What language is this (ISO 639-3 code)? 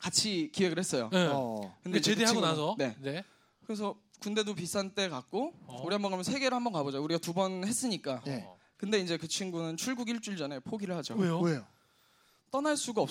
kor